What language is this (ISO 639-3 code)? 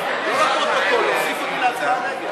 heb